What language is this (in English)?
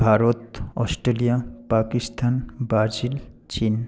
Bangla